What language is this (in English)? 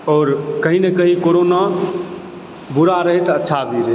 Maithili